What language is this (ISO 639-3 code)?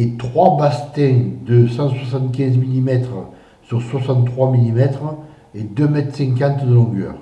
fra